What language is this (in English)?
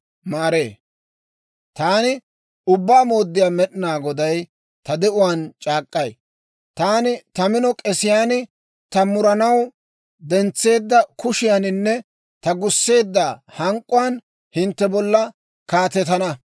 Dawro